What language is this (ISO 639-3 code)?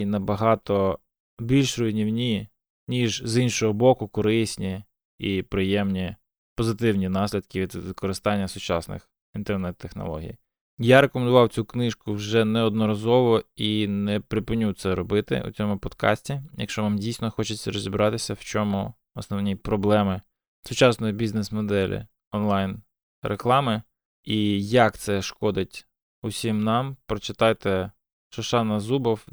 ukr